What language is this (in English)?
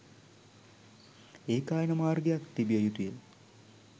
Sinhala